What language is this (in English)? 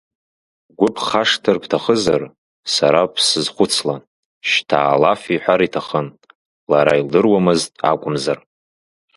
Abkhazian